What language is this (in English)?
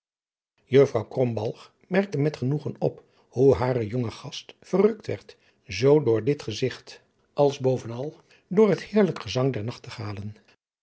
Dutch